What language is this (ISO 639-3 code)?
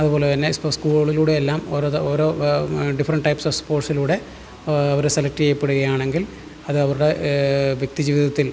mal